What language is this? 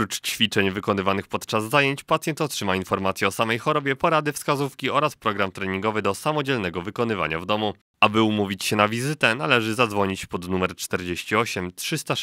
Polish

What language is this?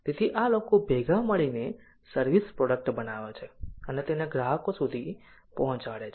Gujarati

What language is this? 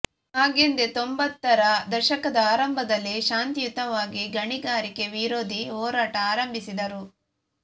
Kannada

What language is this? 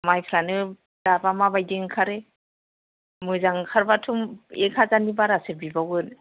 Bodo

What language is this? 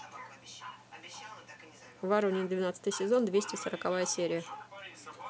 Russian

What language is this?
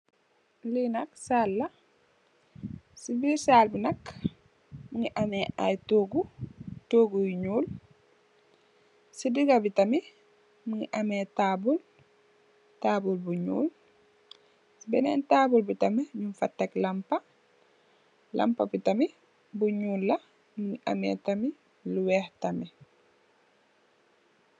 Wolof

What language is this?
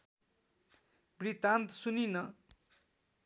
Nepali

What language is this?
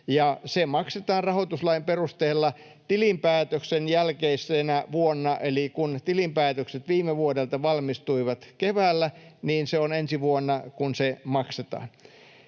Finnish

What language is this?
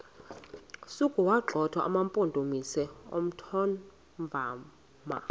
Xhosa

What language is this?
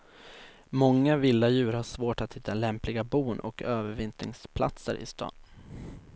Swedish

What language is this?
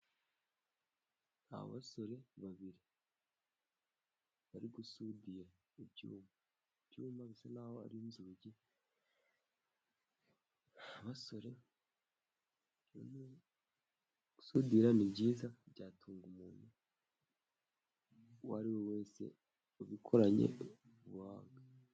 Kinyarwanda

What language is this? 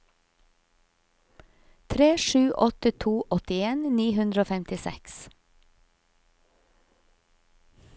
Norwegian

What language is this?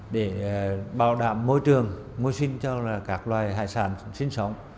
Vietnamese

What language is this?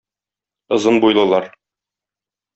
Tatar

